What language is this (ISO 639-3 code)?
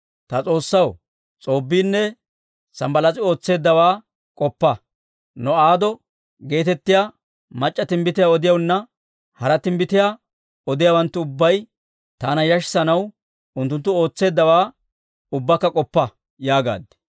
dwr